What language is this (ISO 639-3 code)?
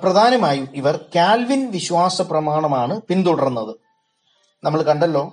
mal